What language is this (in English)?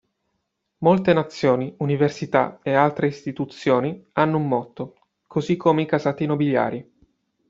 Italian